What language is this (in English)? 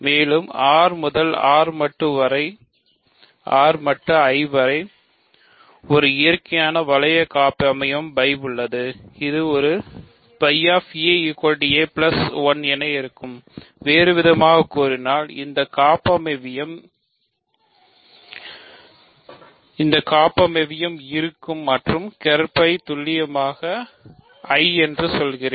Tamil